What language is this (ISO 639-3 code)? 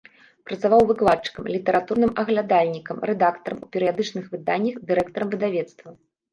bel